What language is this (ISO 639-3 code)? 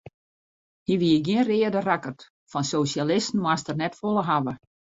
fry